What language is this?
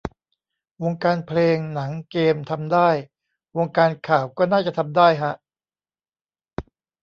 Thai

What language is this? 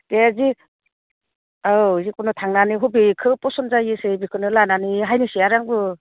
Bodo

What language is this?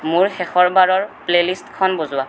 Assamese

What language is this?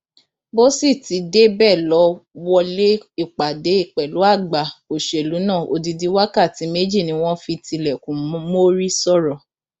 Yoruba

